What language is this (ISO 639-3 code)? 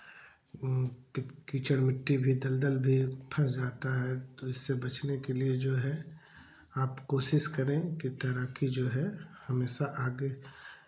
hin